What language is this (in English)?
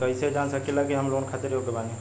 Bhojpuri